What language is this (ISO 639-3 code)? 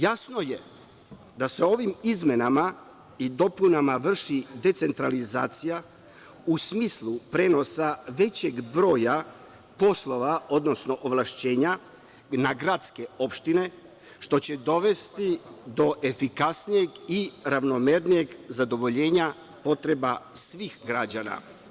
srp